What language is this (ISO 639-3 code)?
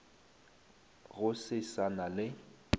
nso